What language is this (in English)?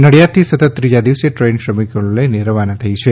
Gujarati